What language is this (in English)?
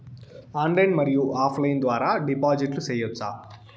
Telugu